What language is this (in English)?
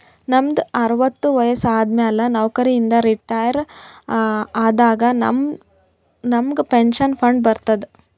Kannada